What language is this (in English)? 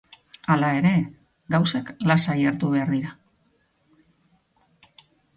Basque